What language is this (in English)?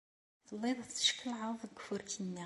Kabyle